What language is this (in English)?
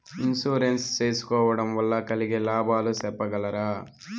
Telugu